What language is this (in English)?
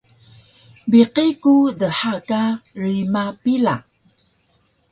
Taroko